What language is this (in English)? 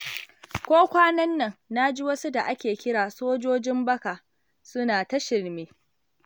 Hausa